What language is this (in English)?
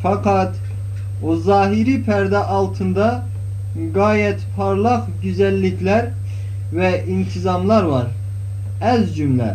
Turkish